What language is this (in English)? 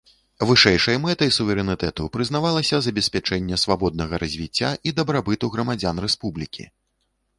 Belarusian